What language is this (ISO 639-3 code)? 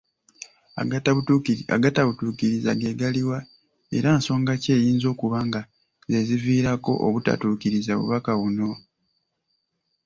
lug